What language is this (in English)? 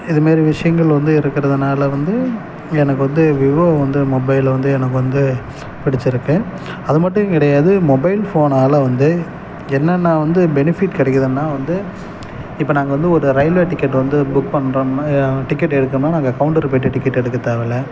Tamil